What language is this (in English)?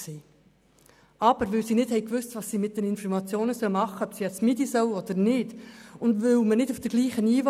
Swiss German